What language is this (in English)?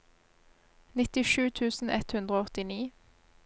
Norwegian